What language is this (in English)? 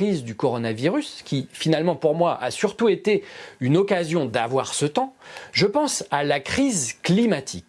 French